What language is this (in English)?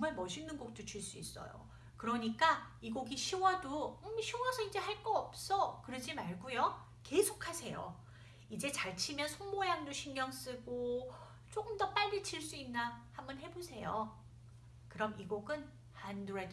Korean